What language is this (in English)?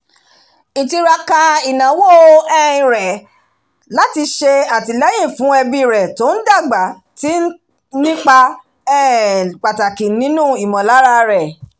Yoruba